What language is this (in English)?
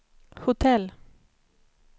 Swedish